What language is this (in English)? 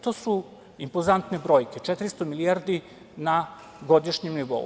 Serbian